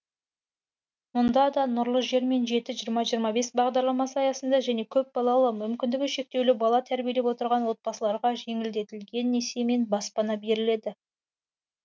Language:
Kazakh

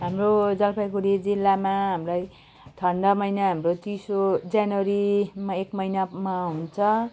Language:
Nepali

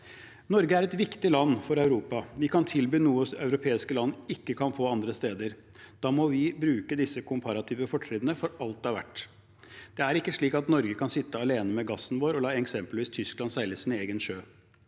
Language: Norwegian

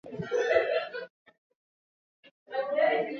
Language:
Swahili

